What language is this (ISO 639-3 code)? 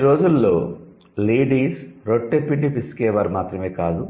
tel